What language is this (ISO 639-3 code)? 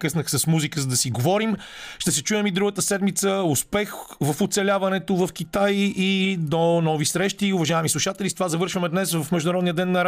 bul